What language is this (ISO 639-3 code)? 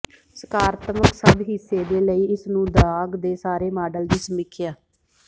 pan